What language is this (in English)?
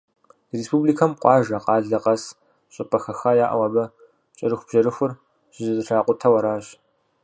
Kabardian